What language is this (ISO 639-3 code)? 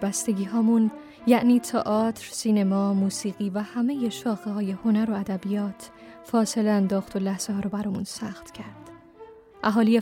fas